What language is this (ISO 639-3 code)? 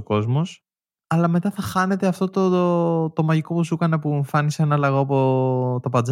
ell